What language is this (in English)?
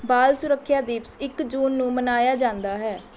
Punjabi